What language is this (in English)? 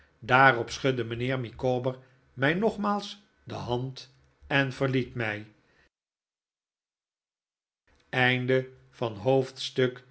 Dutch